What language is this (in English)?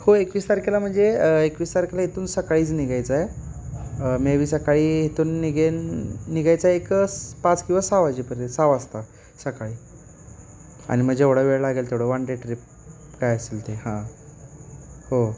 Marathi